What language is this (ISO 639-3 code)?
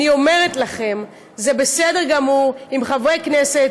heb